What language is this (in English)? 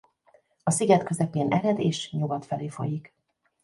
Hungarian